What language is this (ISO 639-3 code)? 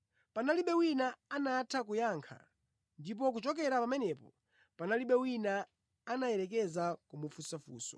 nya